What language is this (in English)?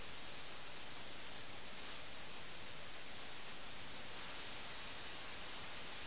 Malayalam